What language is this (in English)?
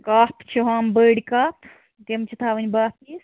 Kashmiri